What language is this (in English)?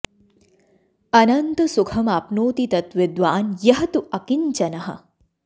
Sanskrit